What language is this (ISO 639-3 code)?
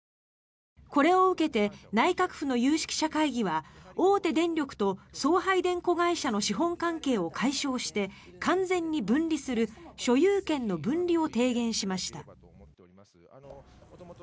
jpn